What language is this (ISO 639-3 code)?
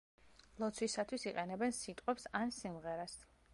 kat